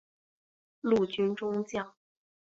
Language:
Chinese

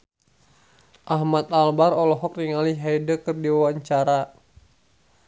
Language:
Sundanese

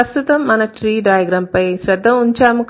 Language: Telugu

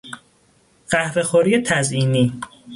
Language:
Persian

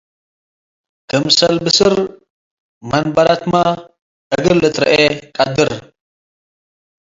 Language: Tigre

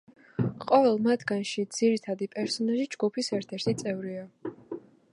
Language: Georgian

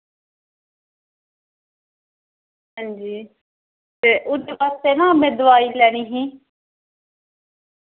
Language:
Dogri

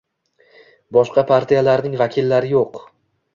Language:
Uzbek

